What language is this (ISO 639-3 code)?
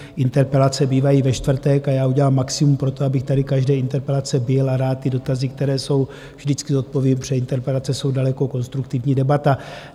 ces